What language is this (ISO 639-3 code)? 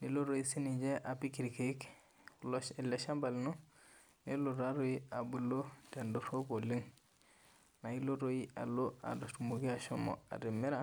mas